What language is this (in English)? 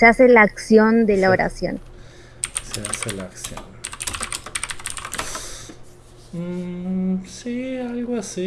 Spanish